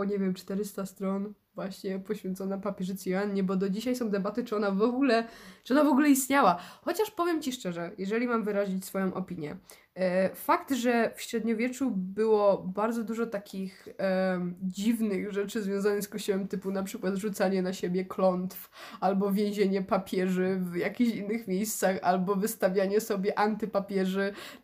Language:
Polish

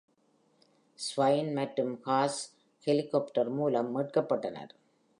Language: Tamil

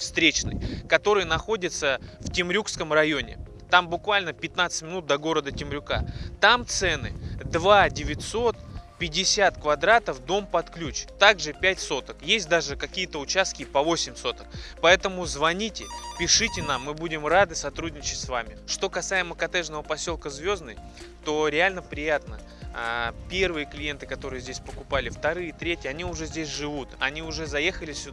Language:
Russian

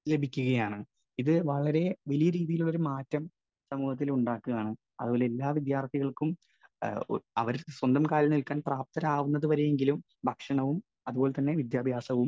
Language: Malayalam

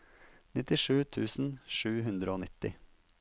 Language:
Norwegian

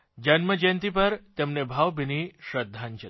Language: Gujarati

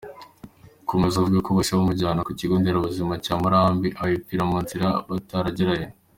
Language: Kinyarwanda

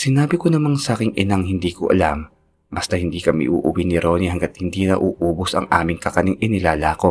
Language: Filipino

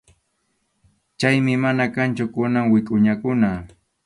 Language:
Arequipa-La Unión Quechua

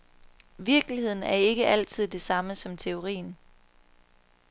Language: Danish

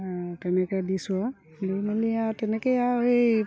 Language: Assamese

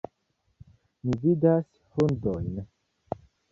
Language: Esperanto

